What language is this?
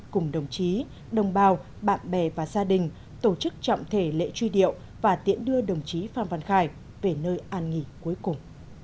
Vietnamese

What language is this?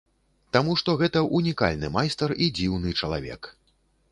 Belarusian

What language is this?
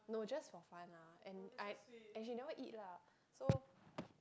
English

